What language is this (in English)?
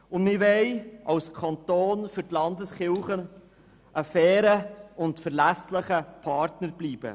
Swiss German